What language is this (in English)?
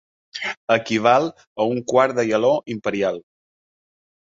Catalan